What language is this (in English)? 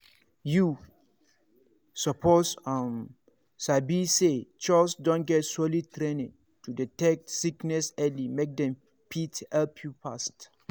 Nigerian Pidgin